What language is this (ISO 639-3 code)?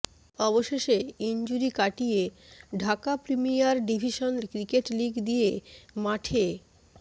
ben